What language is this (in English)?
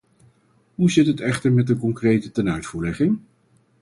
Dutch